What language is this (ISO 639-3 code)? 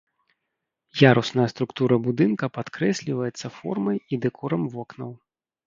bel